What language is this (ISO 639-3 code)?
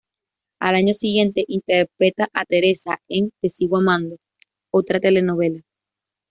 spa